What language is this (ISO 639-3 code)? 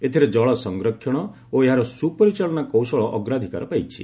ori